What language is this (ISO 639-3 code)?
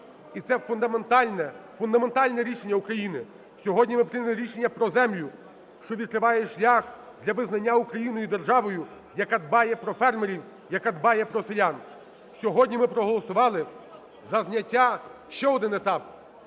ukr